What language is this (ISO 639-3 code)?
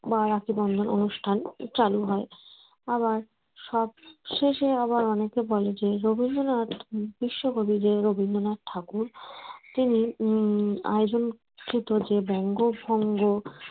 ben